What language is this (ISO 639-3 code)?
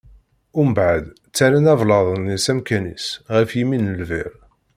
kab